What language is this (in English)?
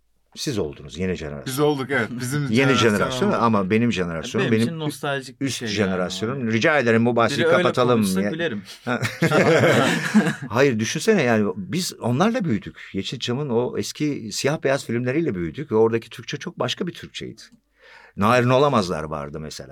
Turkish